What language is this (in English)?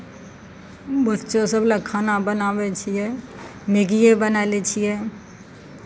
Maithili